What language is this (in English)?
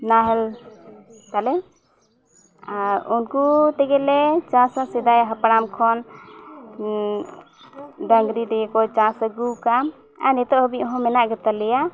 Santali